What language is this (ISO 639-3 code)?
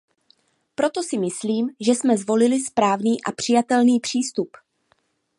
ces